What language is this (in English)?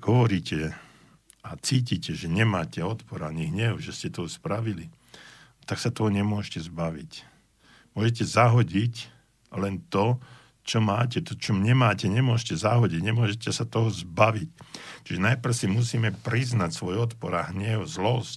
Slovak